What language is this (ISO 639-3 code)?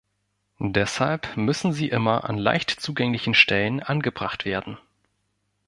deu